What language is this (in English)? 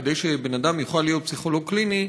Hebrew